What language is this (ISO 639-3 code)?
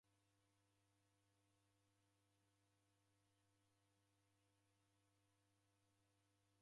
dav